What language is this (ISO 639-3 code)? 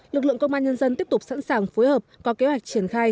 vie